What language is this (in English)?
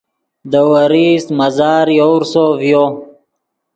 Yidgha